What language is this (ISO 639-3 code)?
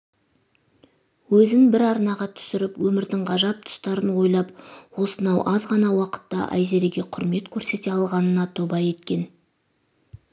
kaz